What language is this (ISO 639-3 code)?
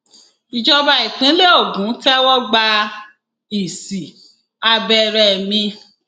yor